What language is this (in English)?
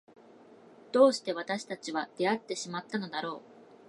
Japanese